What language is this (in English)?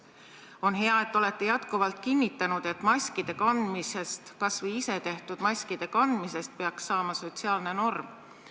Estonian